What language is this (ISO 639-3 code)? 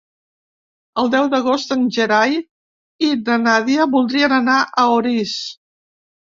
cat